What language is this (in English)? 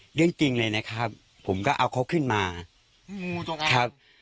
Thai